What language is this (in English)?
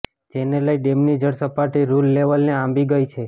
Gujarati